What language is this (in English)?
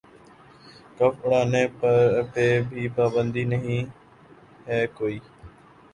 Urdu